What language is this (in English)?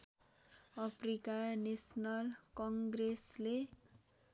Nepali